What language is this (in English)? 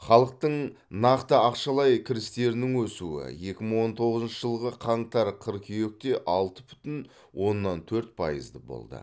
Kazakh